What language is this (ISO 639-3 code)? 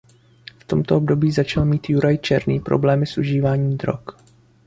ces